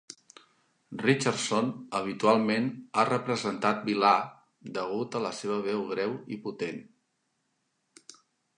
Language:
Catalan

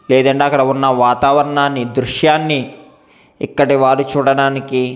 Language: Telugu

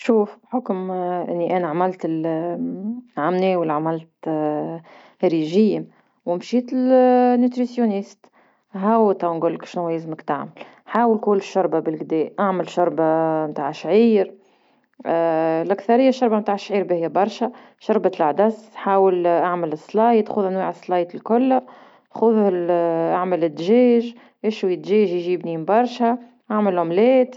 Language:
Tunisian Arabic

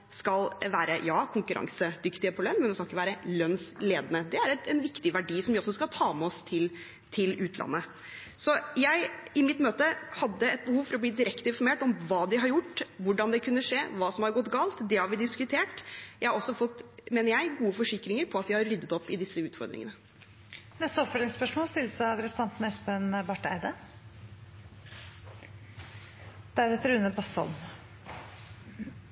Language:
Norwegian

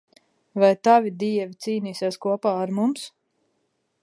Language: Latvian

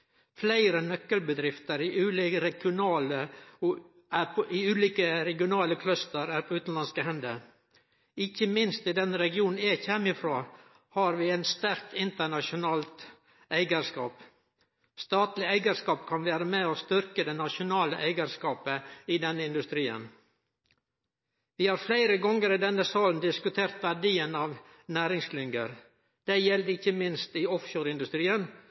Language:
Norwegian Nynorsk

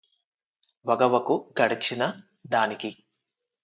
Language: Telugu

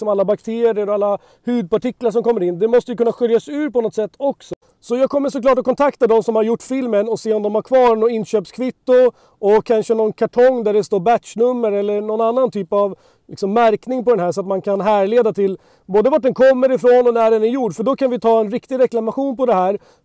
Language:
Swedish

